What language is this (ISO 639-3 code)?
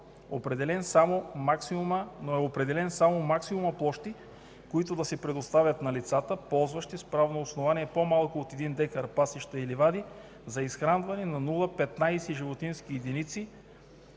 bul